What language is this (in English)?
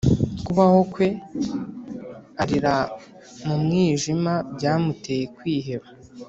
Kinyarwanda